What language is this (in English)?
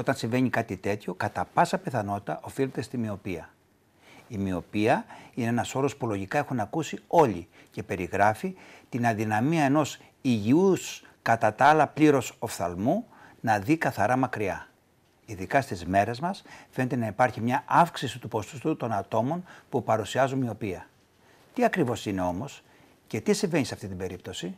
Greek